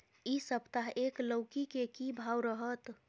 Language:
Maithili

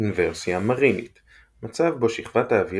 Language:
Hebrew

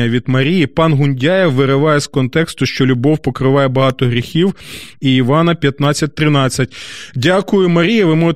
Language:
Ukrainian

